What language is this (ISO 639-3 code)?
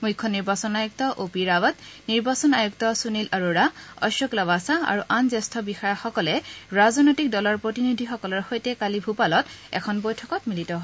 asm